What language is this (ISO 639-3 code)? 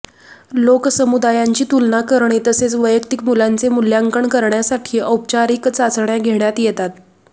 mar